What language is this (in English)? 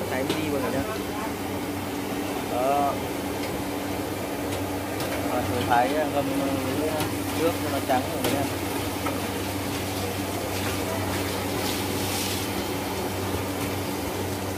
Vietnamese